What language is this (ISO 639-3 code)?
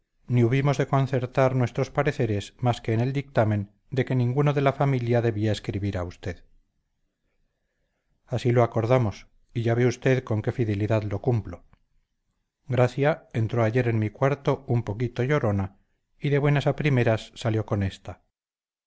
spa